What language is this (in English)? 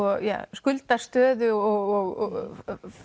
Icelandic